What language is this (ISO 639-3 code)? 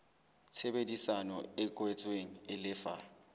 sot